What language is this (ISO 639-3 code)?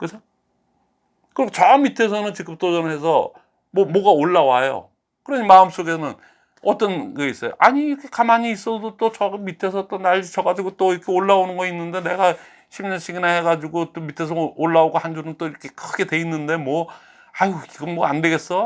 kor